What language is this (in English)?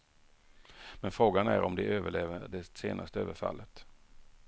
Swedish